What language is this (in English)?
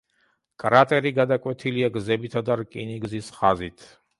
Georgian